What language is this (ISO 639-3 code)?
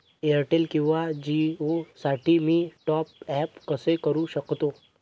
mar